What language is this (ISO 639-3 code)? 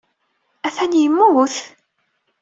kab